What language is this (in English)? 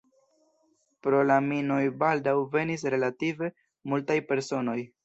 Esperanto